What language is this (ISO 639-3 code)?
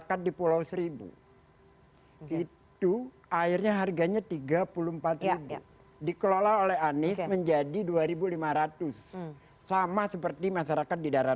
ind